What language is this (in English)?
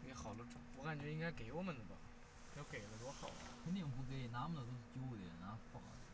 Chinese